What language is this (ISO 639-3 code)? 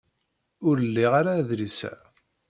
kab